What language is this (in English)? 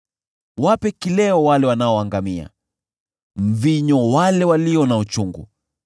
Swahili